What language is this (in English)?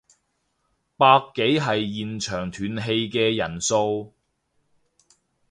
Cantonese